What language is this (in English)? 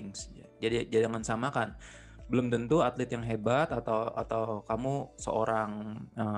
Indonesian